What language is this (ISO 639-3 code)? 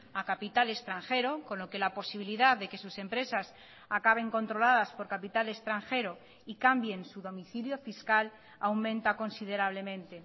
spa